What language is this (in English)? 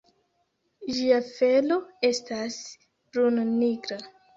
Esperanto